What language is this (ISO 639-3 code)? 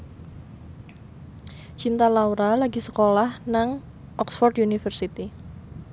jav